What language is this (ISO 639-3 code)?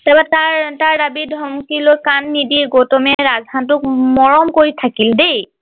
asm